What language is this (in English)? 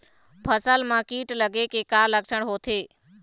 Chhattisgarhi